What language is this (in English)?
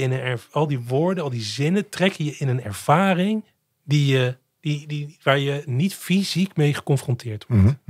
Dutch